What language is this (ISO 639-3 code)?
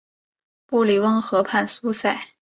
zho